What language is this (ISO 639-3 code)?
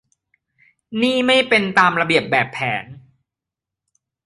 tha